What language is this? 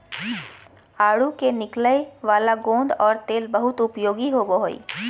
Magahi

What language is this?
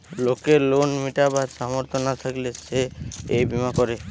Bangla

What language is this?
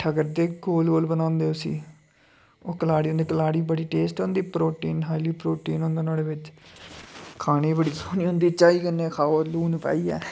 Dogri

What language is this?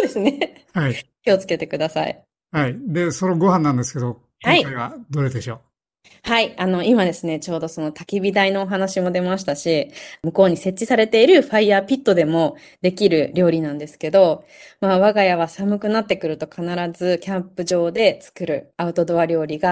Japanese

